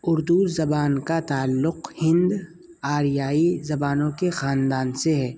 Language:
Urdu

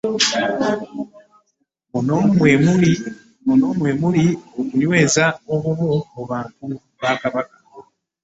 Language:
Ganda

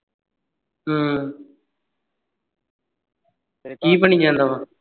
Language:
Punjabi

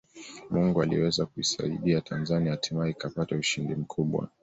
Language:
Swahili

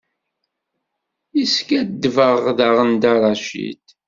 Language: Kabyle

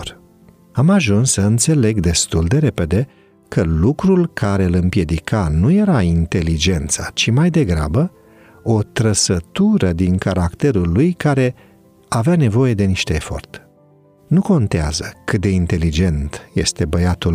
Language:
Romanian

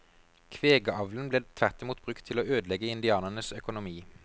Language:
Norwegian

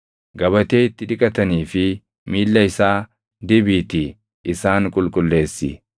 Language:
Oromo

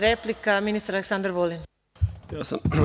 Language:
Serbian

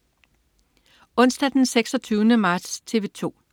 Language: Danish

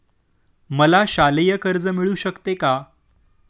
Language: Marathi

